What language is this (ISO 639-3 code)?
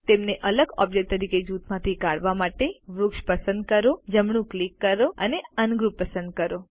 guj